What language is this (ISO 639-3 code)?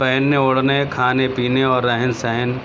urd